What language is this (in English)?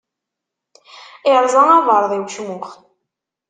Kabyle